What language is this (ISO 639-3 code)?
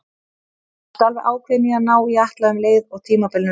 isl